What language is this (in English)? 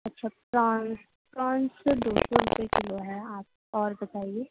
Urdu